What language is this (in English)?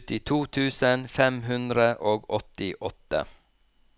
Norwegian